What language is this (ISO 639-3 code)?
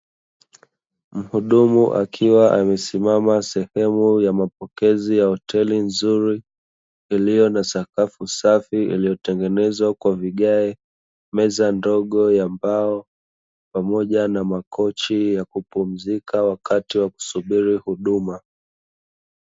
swa